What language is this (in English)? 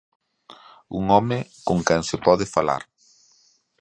Galician